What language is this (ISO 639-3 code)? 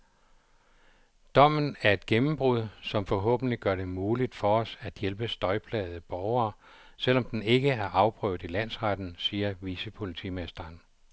dan